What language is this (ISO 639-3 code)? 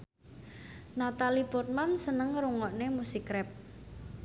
jav